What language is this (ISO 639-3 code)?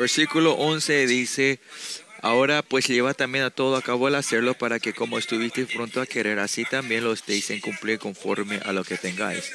spa